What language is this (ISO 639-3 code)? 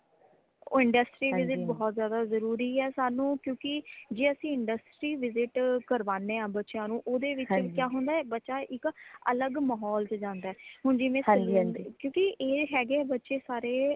pan